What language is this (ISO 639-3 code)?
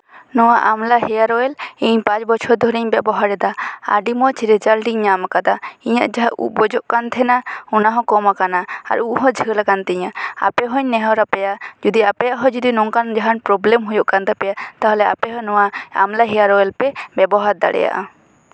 sat